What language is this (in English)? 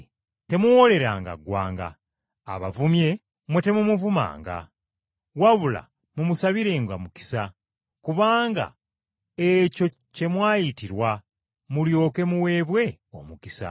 Ganda